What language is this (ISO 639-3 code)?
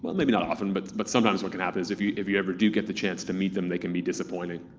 eng